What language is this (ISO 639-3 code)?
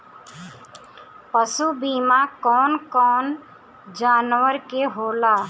bho